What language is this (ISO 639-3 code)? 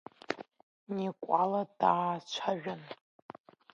abk